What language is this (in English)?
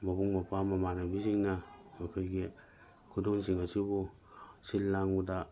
Manipuri